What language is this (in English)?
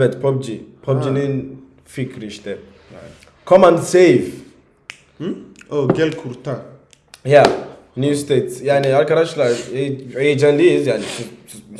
Turkish